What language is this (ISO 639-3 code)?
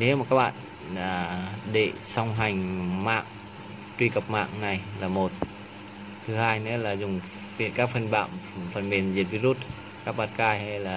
vie